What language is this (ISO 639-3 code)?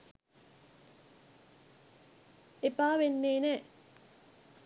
sin